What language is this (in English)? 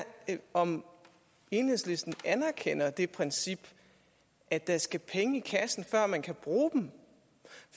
Danish